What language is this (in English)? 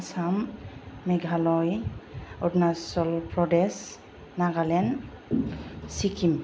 Bodo